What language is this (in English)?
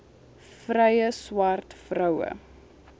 Afrikaans